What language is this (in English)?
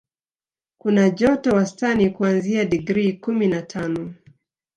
Swahili